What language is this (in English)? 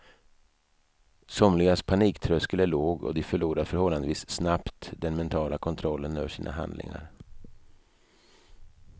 Swedish